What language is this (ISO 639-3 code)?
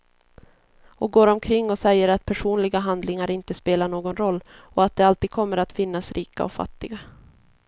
swe